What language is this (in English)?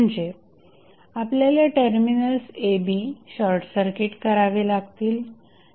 Marathi